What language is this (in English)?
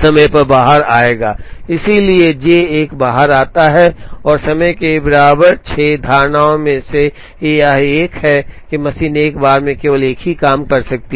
Hindi